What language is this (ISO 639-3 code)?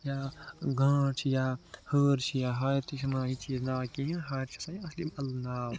kas